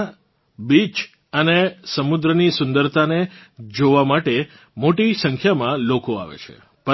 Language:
Gujarati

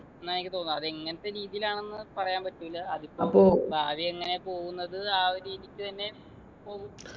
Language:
Malayalam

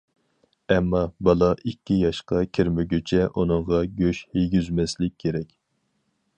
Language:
Uyghur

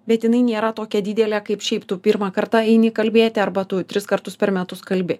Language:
Lithuanian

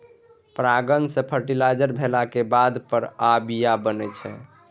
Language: Maithili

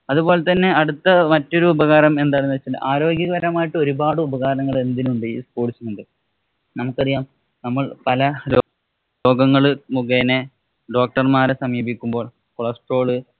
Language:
Malayalam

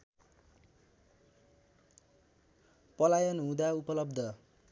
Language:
Nepali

